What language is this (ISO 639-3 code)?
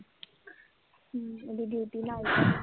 pan